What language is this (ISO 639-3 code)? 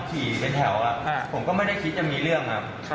tha